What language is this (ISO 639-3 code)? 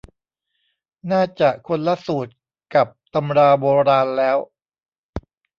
tha